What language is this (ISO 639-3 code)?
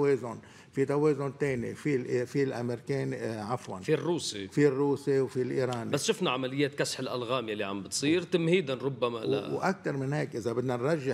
ara